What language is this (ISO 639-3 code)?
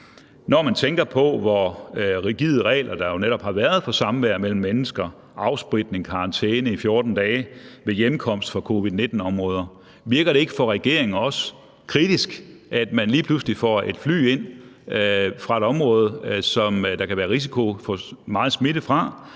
dan